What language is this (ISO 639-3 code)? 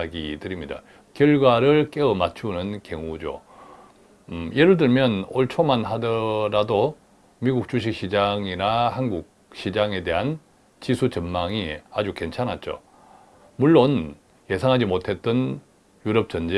kor